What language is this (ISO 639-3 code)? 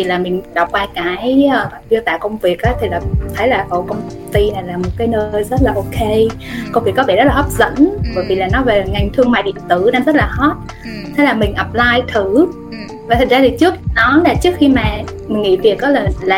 vie